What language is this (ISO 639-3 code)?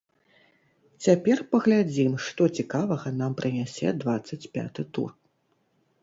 bel